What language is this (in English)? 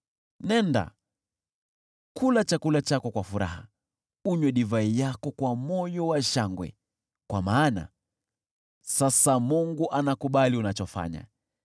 Swahili